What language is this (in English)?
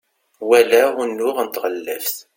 Kabyle